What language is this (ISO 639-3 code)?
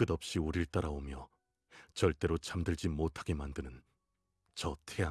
kor